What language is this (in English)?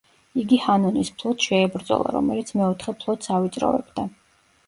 Georgian